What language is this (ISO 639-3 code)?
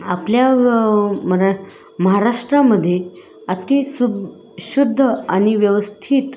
mar